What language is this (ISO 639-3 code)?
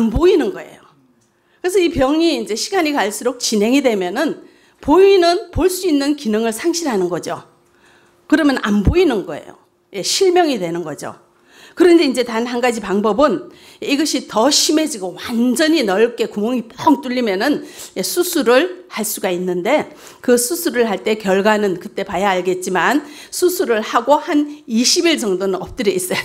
kor